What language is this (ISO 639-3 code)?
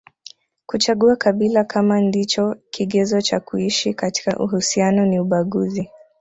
swa